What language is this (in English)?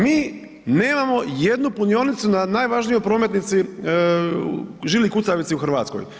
Croatian